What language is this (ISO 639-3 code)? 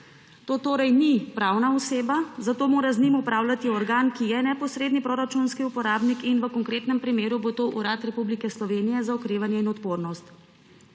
slv